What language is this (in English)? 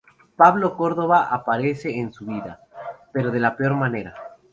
Spanish